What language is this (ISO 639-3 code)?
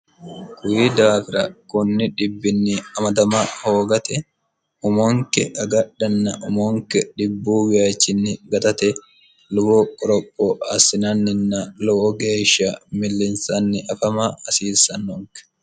sid